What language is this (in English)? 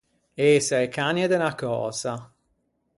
Ligurian